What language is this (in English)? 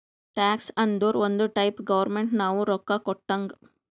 Kannada